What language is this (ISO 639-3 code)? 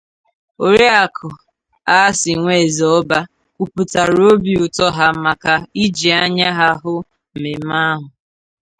ibo